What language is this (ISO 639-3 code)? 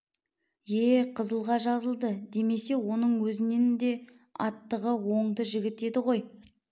kaz